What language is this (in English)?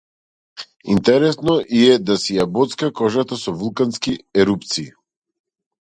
Macedonian